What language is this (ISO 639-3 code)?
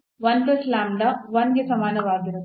kan